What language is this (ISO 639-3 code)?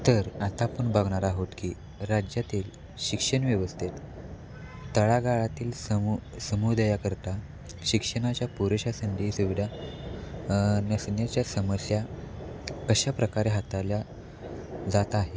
mar